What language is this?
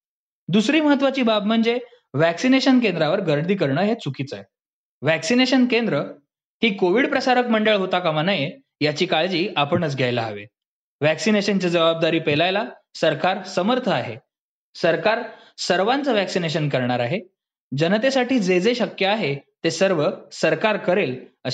Marathi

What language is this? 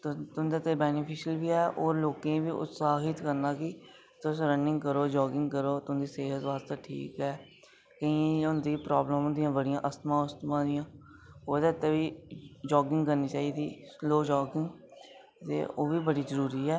Dogri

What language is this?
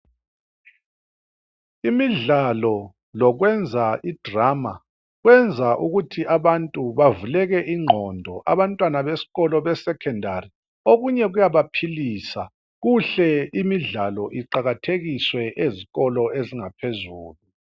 North Ndebele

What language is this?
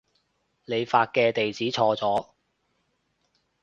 Cantonese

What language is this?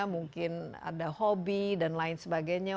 Indonesian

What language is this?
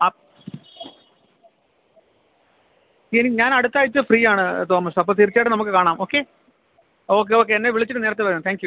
Malayalam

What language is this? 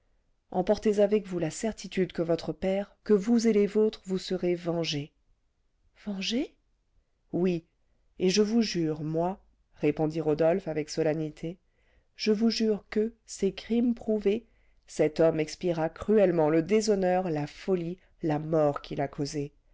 French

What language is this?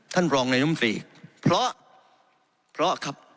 Thai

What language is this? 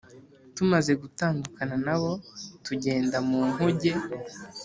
Kinyarwanda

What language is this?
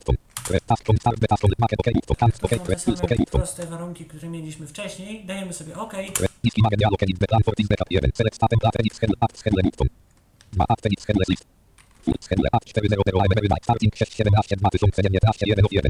Polish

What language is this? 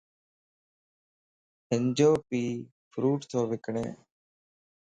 Lasi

